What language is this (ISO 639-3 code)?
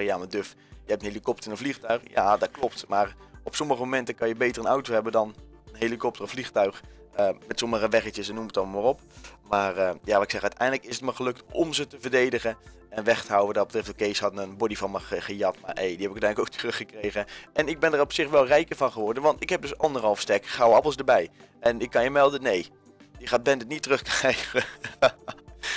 nld